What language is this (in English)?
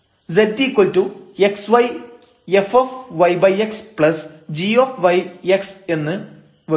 Malayalam